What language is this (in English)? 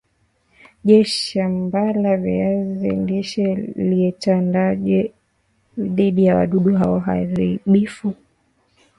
Swahili